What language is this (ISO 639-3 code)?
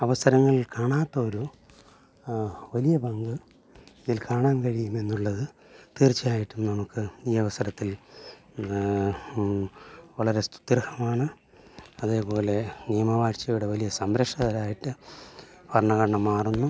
mal